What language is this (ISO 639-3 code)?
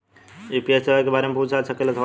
bho